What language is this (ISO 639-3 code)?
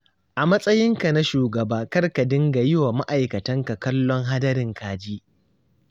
hau